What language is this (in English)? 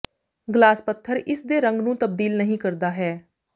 Punjabi